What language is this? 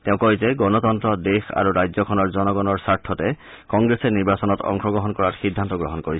Assamese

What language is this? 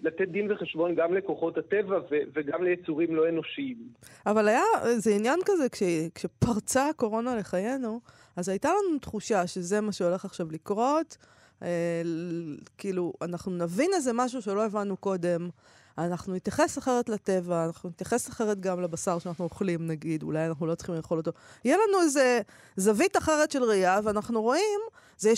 Hebrew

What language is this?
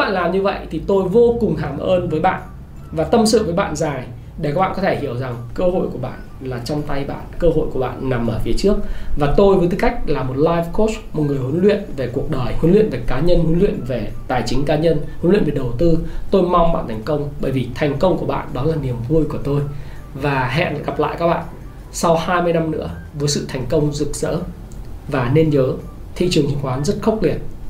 Vietnamese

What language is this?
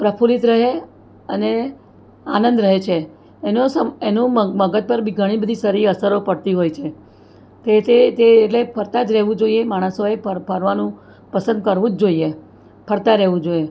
Gujarati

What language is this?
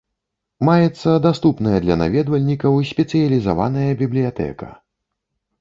Belarusian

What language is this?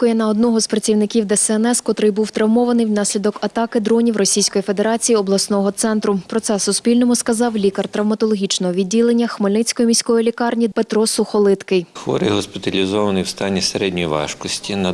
Ukrainian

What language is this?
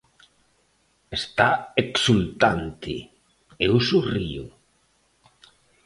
Galician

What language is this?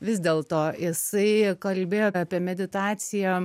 Lithuanian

